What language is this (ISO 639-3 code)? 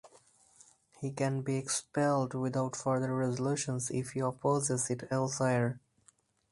eng